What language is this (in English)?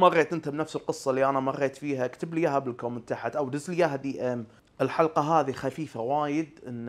Arabic